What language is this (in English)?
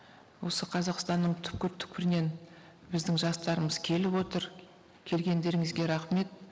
Kazakh